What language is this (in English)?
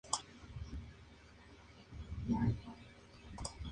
Spanish